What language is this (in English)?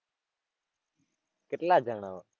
Gujarati